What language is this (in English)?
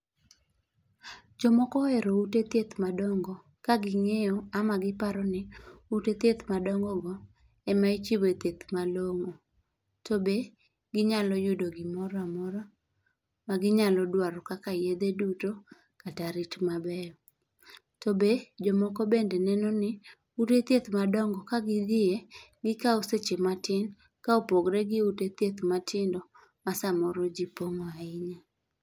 Luo (Kenya and Tanzania)